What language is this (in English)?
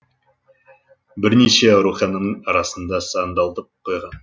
Kazakh